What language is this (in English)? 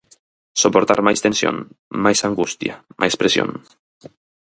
Galician